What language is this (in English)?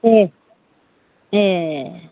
Bodo